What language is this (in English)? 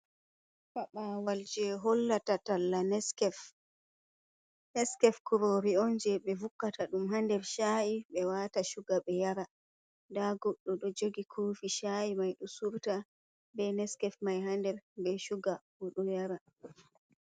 Fula